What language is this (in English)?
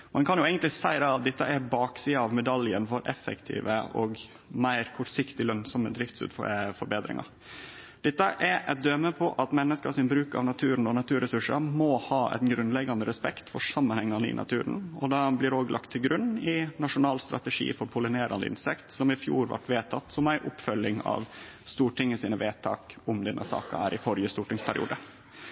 Norwegian Nynorsk